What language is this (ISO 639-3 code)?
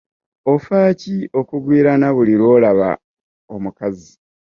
lug